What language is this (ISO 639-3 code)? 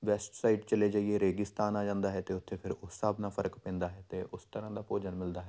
pan